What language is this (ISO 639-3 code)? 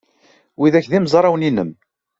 kab